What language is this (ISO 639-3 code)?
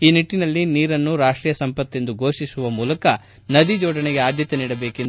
kan